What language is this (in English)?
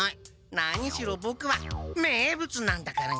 Japanese